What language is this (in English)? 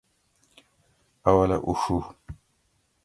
Gawri